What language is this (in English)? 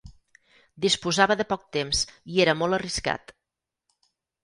Catalan